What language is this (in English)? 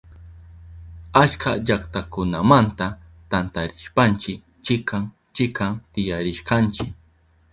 Southern Pastaza Quechua